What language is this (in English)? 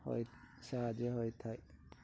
Odia